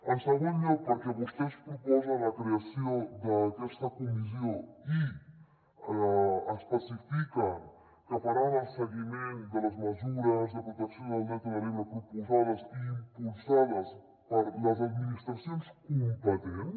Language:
Catalan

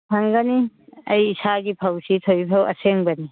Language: Manipuri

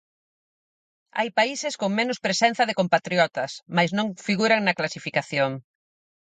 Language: Galician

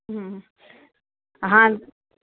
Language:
Gujarati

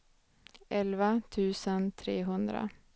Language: Swedish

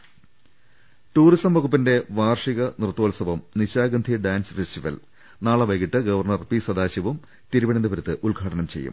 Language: Malayalam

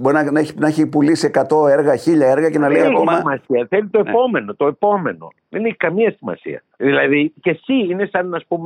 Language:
Greek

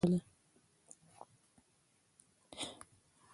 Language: Pashto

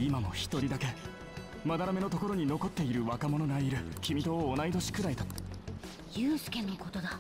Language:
Japanese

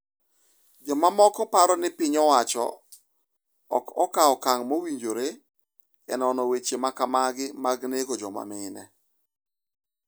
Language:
Luo (Kenya and Tanzania)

